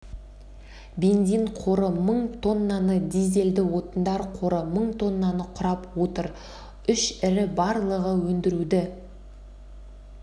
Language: Kazakh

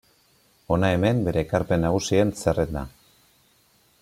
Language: Basque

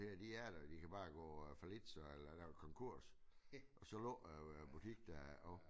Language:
Danish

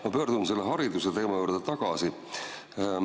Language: Estonian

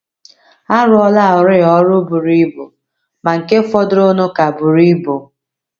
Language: Igbo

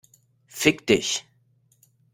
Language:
German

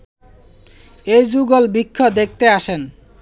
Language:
Bangla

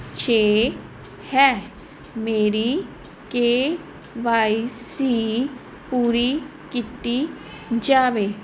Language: Punjabi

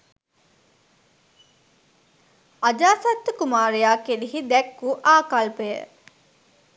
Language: Sinhala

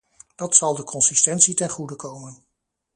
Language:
Dutch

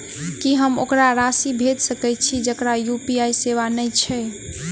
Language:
Maithili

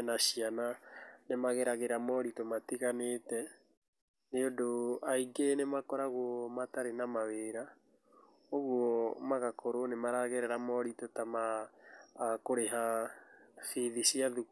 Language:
Kikuyu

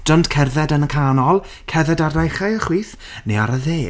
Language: Welsh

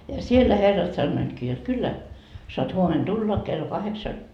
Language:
Finnish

